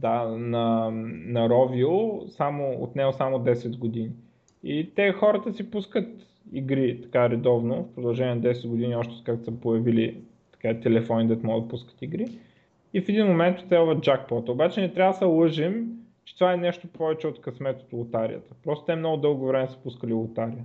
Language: Bulgarian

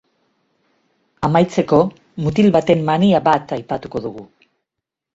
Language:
Basque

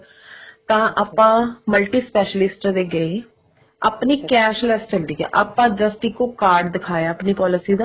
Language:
Punjabi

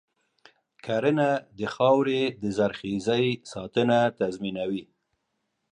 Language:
Pashto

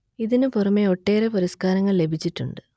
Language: Malayalam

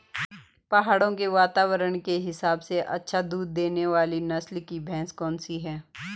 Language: Hindi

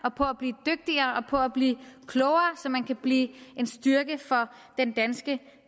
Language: Danish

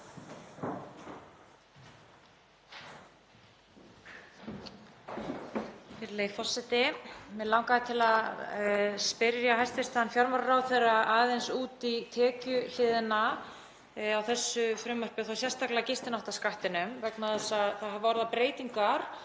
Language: Icelandic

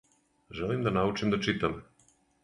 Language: Serbian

